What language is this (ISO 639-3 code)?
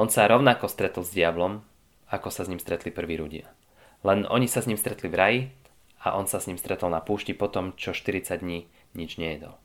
slk